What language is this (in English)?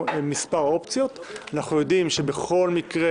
Hebrew